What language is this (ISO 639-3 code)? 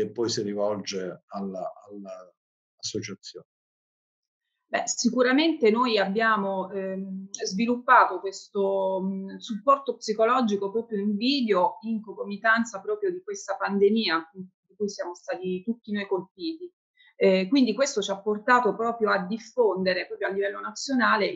ita